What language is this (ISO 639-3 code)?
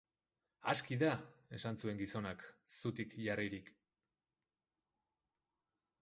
eus